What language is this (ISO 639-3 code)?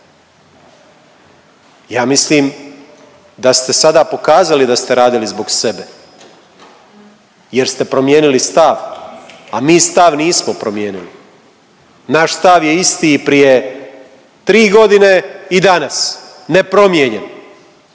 hrv